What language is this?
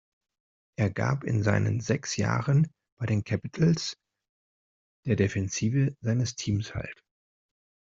German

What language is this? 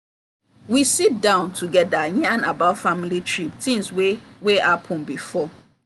Nigerian Pidgin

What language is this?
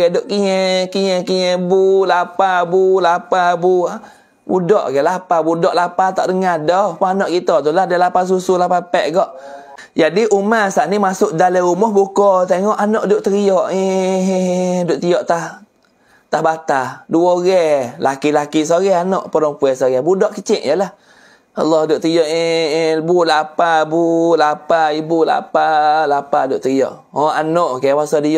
Malay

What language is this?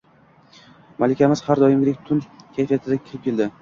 Uzbek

